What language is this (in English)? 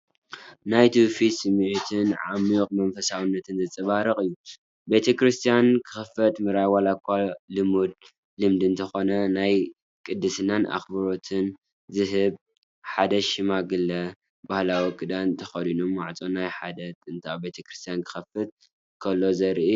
Tigrinya